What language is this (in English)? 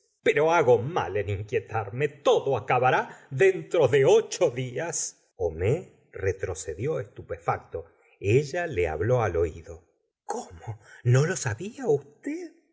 Spanish